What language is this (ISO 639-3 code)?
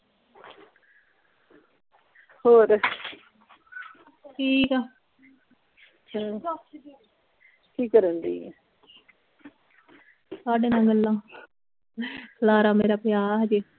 pan